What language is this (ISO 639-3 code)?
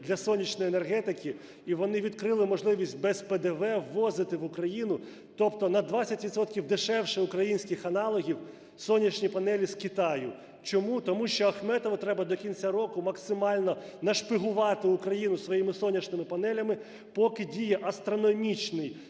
ukr